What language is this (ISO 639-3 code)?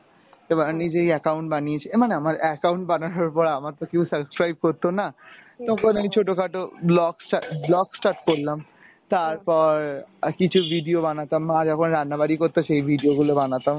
ben